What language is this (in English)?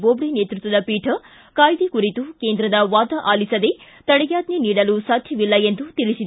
Kannada